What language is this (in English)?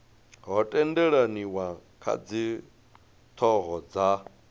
Venda